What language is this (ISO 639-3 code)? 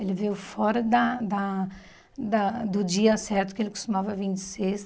por